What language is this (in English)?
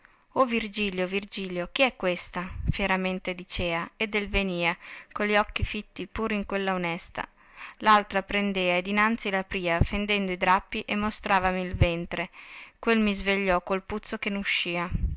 Italian